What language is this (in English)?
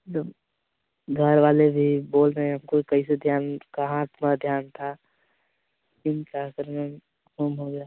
Hindi